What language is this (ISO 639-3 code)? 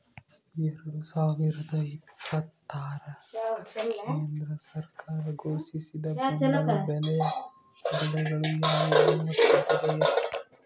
kan